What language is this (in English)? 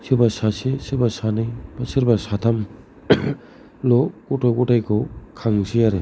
Bodo